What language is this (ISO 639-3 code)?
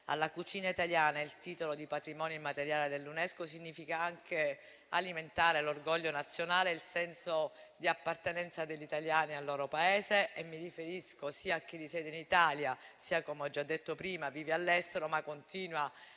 ita